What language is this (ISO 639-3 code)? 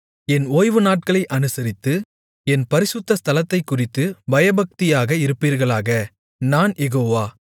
tam